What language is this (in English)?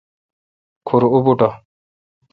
Kalkoti